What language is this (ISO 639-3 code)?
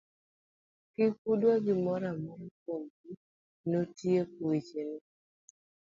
luo